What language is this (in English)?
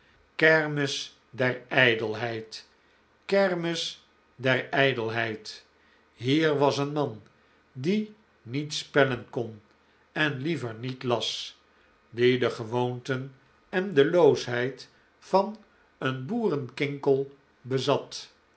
Dutch